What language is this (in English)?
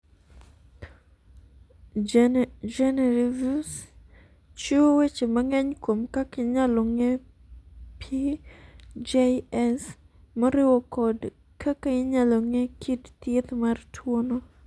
Luo (Kenya and Tanzania)